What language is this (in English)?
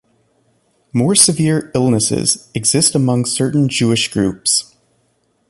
English